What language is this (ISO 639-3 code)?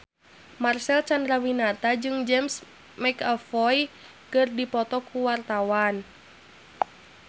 sun